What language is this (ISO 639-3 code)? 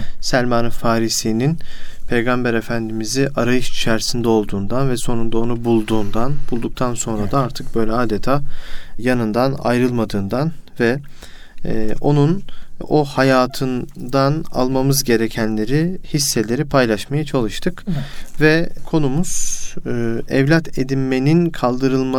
tur